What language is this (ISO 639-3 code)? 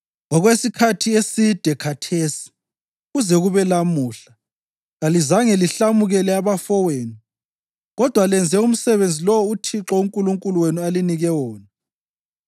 nde